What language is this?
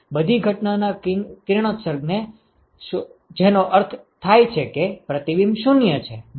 Gujarati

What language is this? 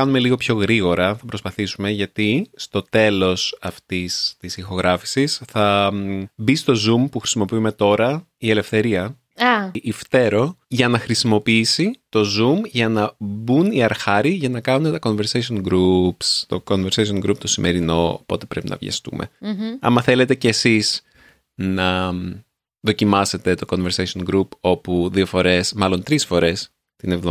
Greek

